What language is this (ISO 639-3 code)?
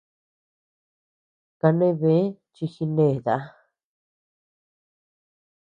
cux